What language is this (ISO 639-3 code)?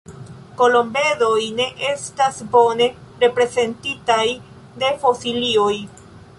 epo